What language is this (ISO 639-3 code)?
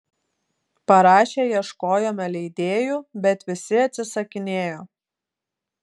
lit